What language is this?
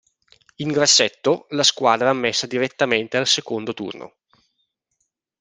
Italian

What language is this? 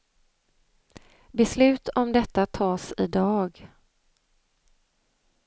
Swedish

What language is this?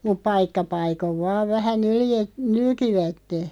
Finnish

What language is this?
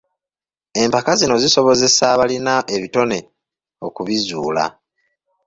Ganda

